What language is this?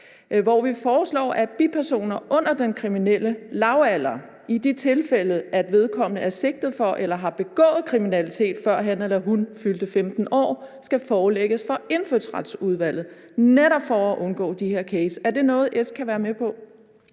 Danish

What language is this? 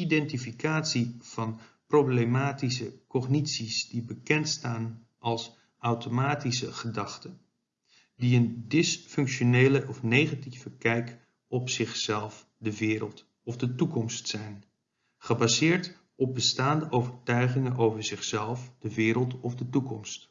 Dutch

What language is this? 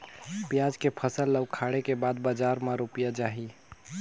Chhattisgarhi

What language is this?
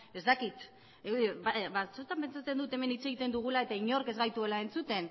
Basque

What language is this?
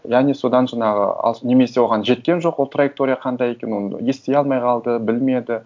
Kazakh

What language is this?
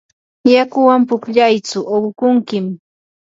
Yanahuanca Pasco Quechua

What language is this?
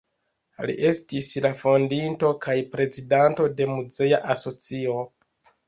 Esperanto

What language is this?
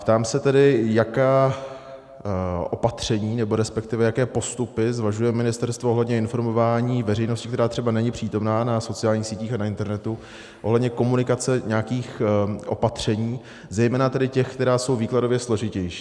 Czech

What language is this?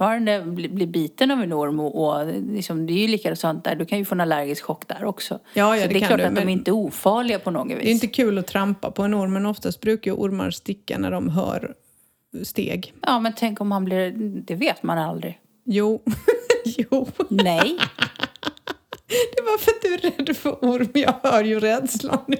Swedish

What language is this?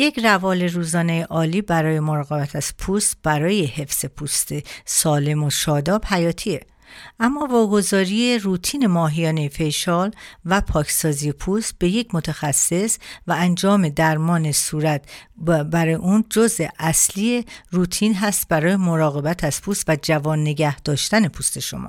Persian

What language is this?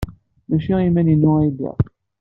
Kabyle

